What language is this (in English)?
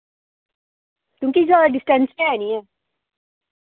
Dogri